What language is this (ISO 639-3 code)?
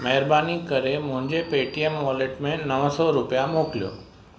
snd